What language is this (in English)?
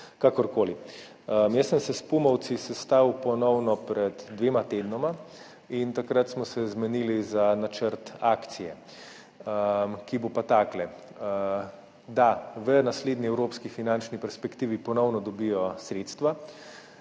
Slovenian